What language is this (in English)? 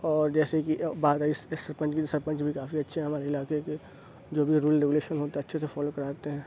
Urdu